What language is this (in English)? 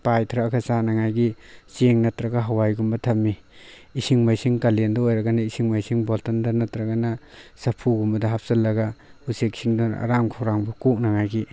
Manipuri